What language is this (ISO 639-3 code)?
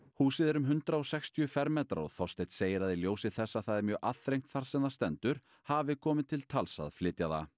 isl